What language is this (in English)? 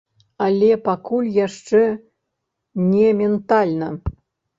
Belarusian